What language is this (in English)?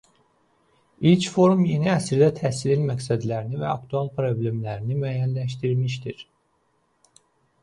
Azerbaijani